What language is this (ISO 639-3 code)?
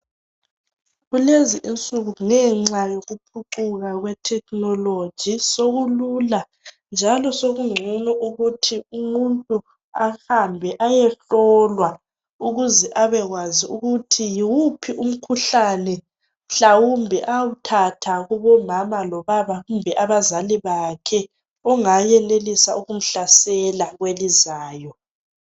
nde